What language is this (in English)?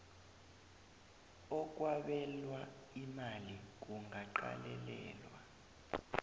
South Ndebele